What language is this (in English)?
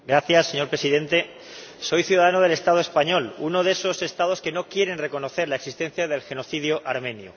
Spanish